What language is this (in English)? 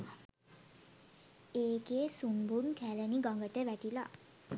Sinhala